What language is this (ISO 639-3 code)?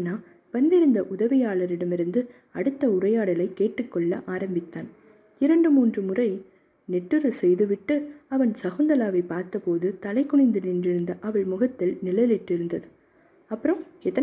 tam